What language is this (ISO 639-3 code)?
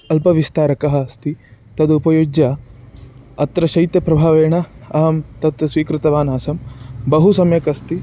san